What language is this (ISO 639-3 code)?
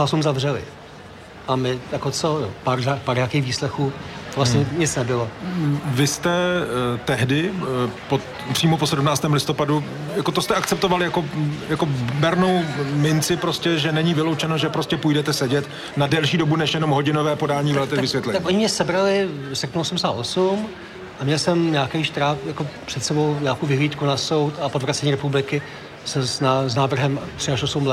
ces